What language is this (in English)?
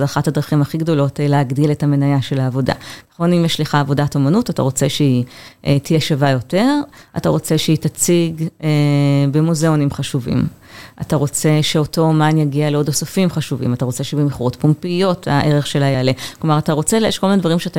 Hebrew